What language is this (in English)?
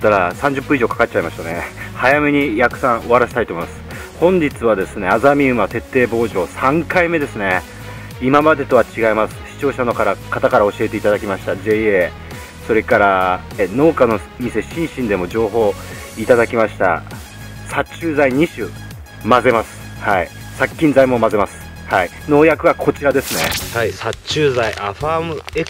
Japanese